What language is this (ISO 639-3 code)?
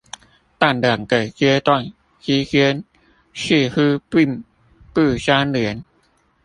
zho